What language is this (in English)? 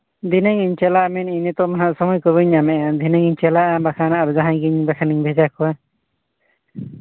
Santali